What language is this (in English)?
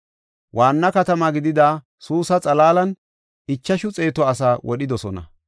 Gofa